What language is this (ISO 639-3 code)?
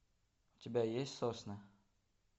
rus